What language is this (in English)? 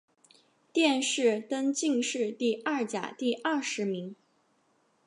Chinese